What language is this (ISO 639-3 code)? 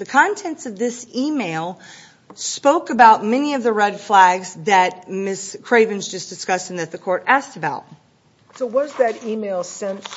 eng